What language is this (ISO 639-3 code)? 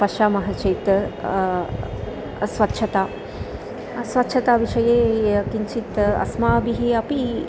san